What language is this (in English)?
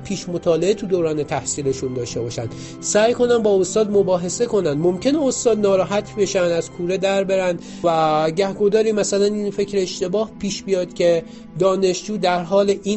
Persian